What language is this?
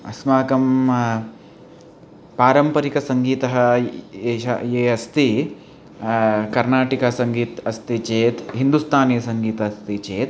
Sanskrit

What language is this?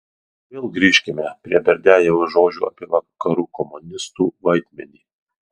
Lithuanian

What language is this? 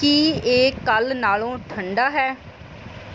Punjabi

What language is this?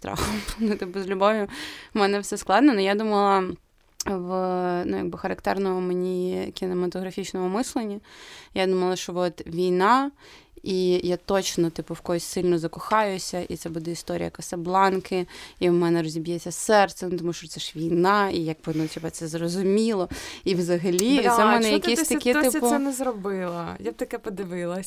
Ukrainian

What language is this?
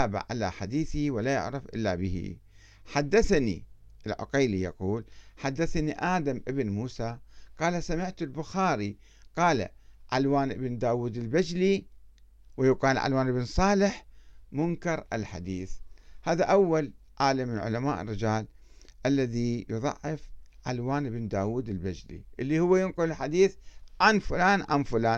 Arabic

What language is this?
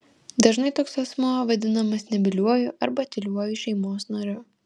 Lithuanian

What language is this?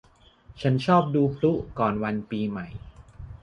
Thai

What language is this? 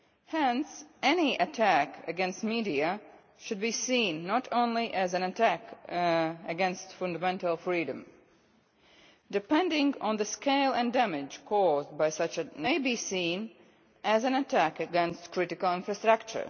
English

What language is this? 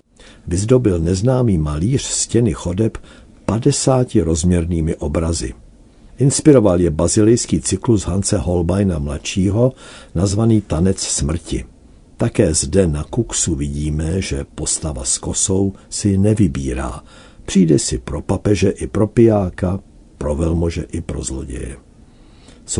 Czech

